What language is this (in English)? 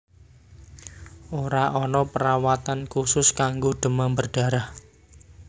Javanese